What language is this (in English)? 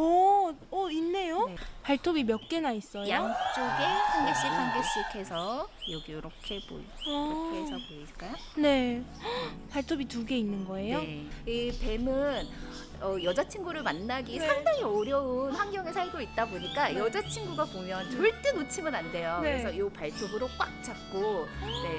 Korean